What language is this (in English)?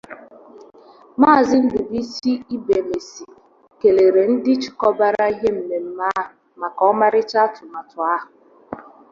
Igbo